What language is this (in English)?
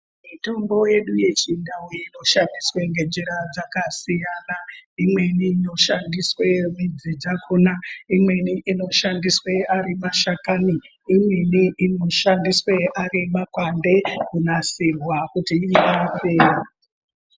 Ndau